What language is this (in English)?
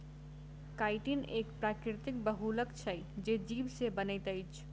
Maithili